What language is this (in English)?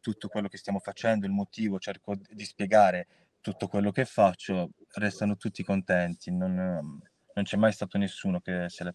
Italian